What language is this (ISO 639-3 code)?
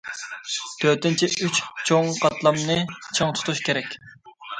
uig